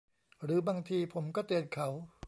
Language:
Thai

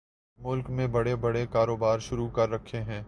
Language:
Urdu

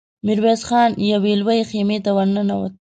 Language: Pashto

